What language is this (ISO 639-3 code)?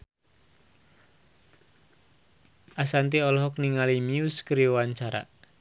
sun